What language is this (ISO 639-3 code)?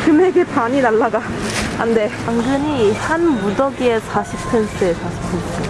kor